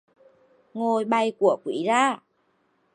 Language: Vietnamese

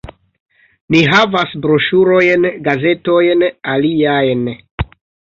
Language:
Esperanto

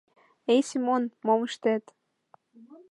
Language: Mari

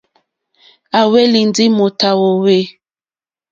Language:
Mokpwe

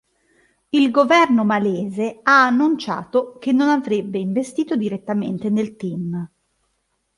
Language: Italian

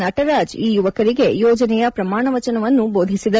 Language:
Kannada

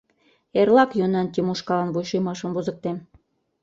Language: Mari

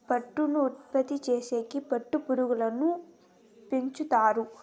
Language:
Telugu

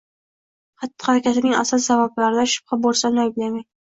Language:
Uzbek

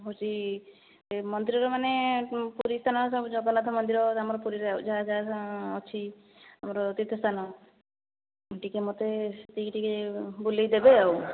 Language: Odia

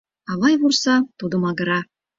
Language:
Mari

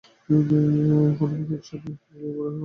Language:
Bangla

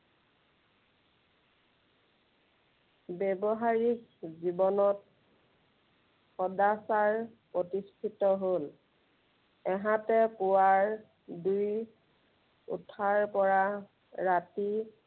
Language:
Assamese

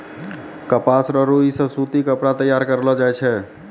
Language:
Maithili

